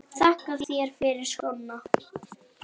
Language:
Icelandic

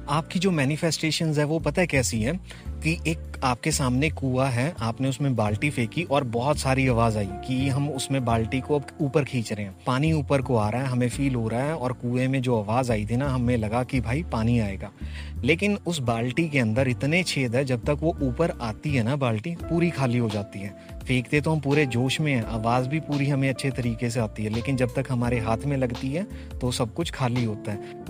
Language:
Hindi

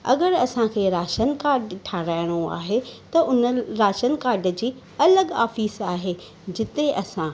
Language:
Sindhi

